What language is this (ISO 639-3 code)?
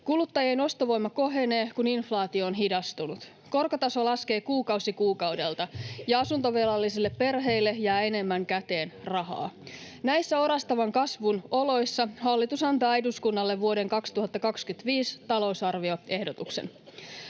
fin